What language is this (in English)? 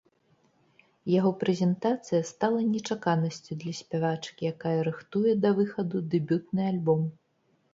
Belarusian